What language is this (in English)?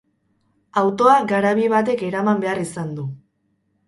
Basque